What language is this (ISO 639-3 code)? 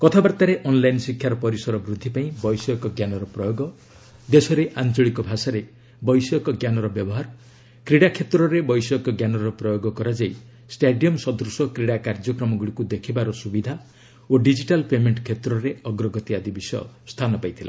ori